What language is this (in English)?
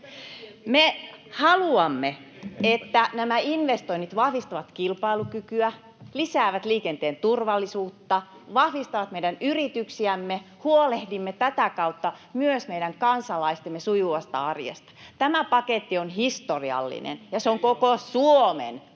Finnish